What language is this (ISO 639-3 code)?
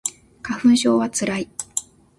jpn